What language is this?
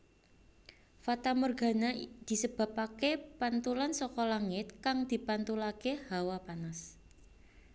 Javanese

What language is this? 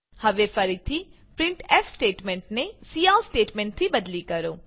Gujarati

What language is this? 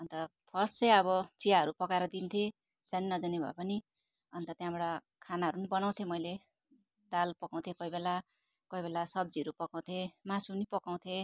Nepali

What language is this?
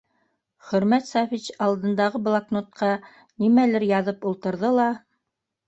Bashkir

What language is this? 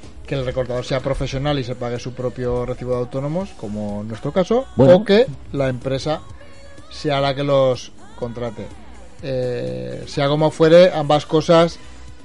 Spanish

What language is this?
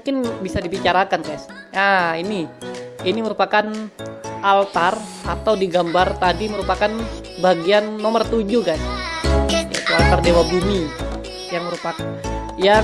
Indonesian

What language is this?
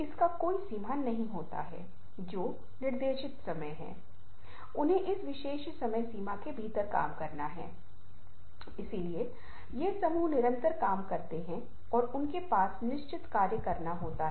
Hindi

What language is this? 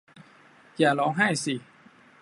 Thai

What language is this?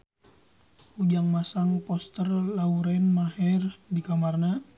Sundanese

